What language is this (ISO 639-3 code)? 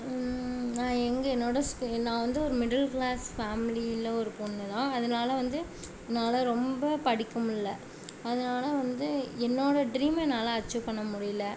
tam